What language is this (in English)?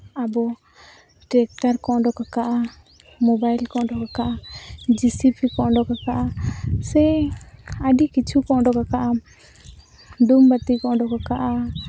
Santali